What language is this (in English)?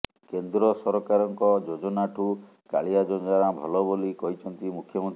Odia